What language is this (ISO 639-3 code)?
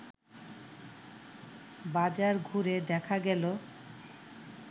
ben